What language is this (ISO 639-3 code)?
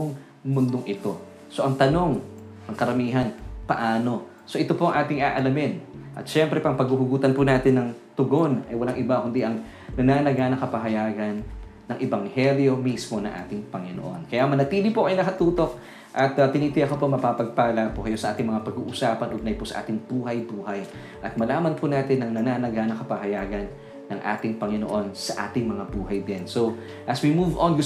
fil